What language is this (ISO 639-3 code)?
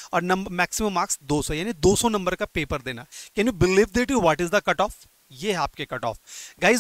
hin